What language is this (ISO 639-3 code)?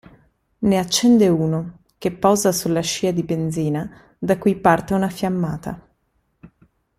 ita